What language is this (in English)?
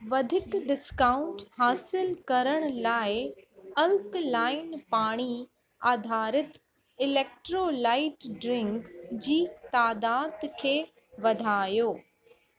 Sindhi